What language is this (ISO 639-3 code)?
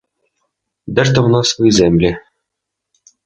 ukr